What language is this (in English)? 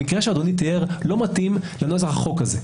Hebrew